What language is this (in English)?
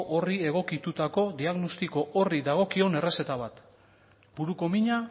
Basque